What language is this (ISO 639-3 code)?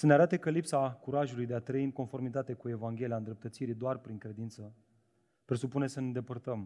ron